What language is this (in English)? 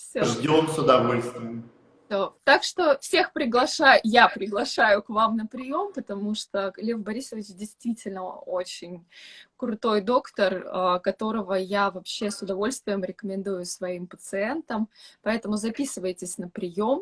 Russian